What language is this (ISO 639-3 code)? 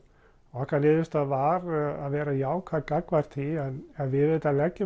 isl